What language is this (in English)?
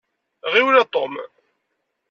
Kabyle